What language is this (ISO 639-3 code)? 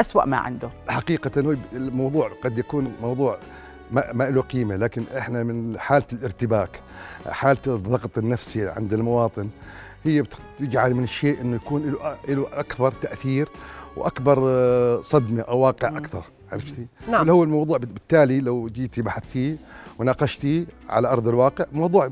ara